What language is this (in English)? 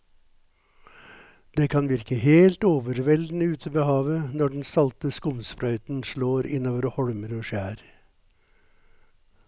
Norwegian